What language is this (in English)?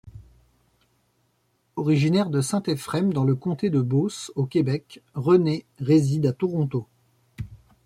French